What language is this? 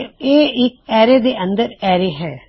Punjabi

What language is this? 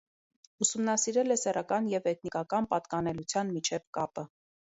Armenian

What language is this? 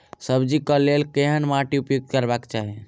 Maithili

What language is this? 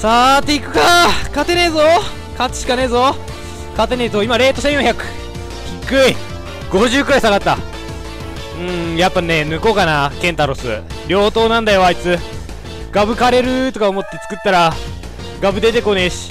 Japanese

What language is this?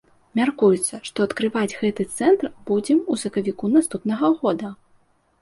Belarusian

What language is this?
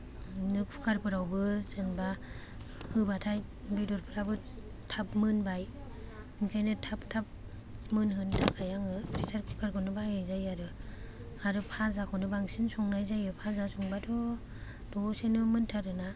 Bodo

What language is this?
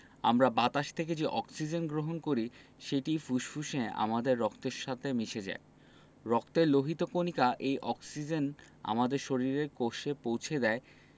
Bangla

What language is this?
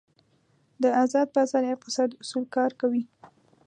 Pashto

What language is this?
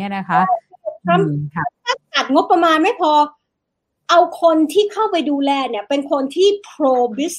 Thai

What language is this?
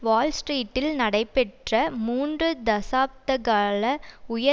Tamil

